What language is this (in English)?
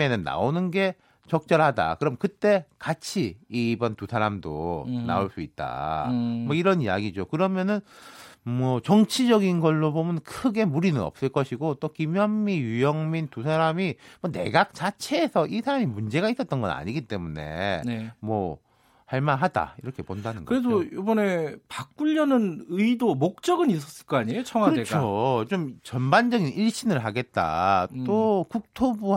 Korean